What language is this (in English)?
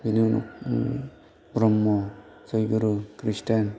Bodo